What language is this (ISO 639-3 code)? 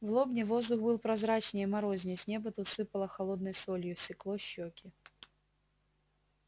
rus